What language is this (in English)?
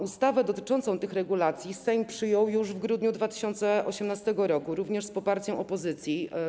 Polish